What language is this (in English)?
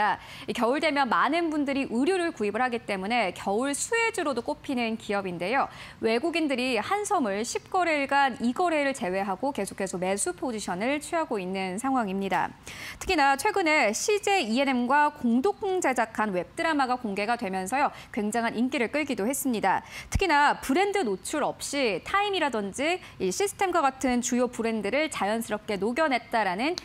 Korean